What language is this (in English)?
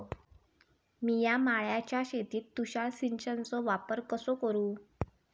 Marathi